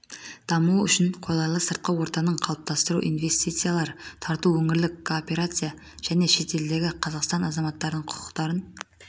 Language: Kazakh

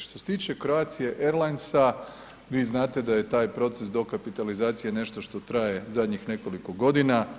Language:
Croatian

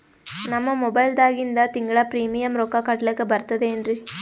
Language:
Kannada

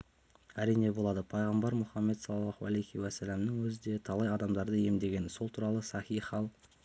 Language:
Kazakh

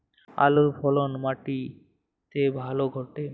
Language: Bangla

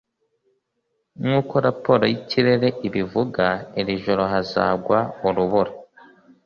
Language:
Kinyarwanda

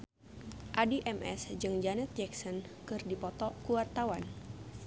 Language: Sundanese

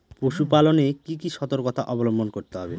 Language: Bangla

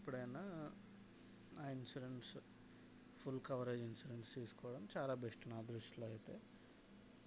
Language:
Telugu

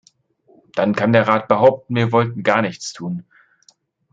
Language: German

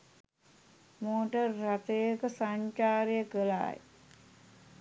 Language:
Sinhala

